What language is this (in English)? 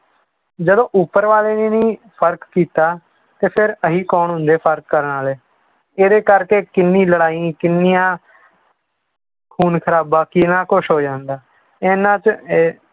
Punjabi